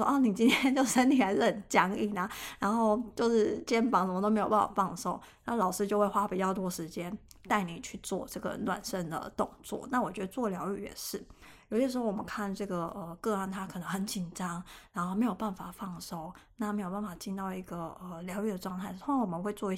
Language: Chinese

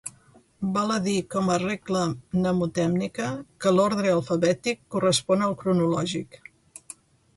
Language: Catalan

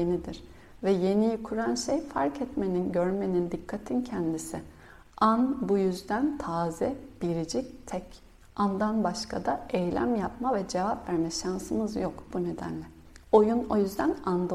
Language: Turkish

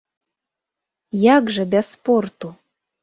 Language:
Belarusian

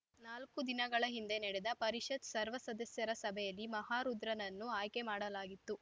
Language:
Kannada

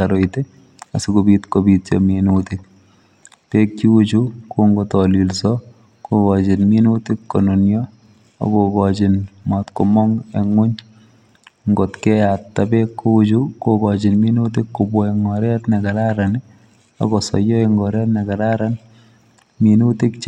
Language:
Kalenjin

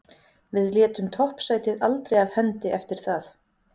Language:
Icelandic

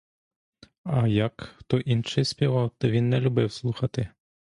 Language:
Ukrainian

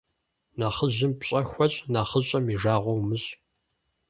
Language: Kabardian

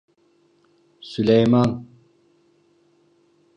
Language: Turkish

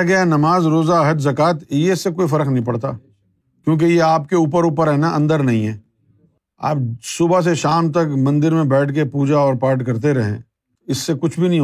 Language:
Urdu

